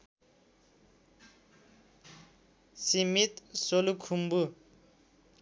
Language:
Nepali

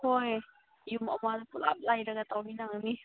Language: Manipuri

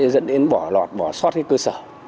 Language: Vietnamese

